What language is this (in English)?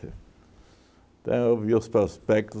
Portuguese